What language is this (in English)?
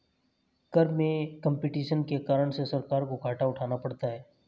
Hindi